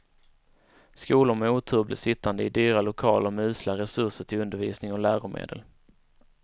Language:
Swedish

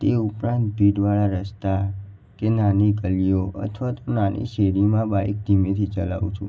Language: Gujarati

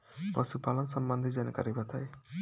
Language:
Bhojpuri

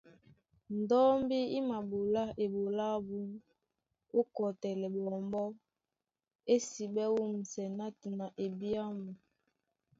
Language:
Duala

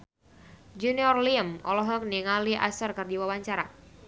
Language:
Sundanese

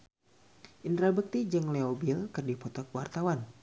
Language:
Sundanese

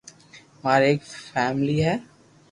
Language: Loarki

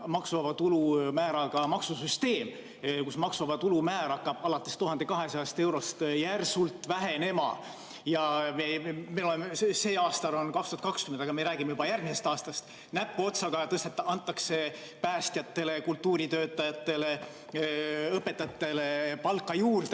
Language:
Estonian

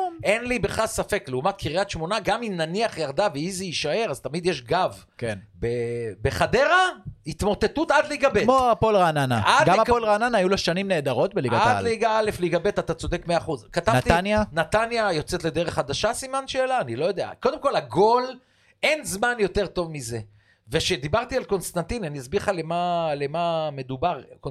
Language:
Hebrew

